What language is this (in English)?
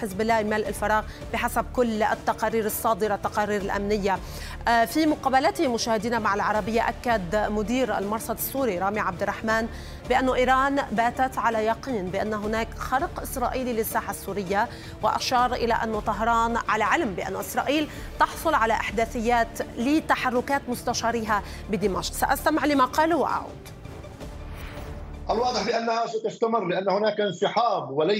Arabic